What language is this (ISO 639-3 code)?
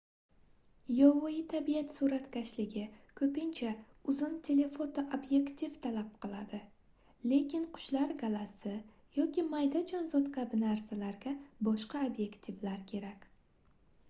uzb